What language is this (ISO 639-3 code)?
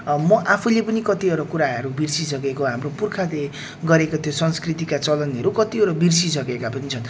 nep